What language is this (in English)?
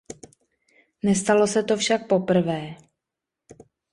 Czech